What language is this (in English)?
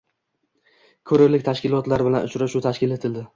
Uzbek